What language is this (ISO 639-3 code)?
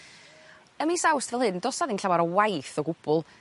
cym